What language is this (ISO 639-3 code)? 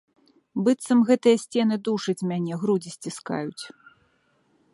bel